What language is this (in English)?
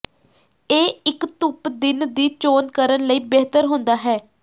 Punjabi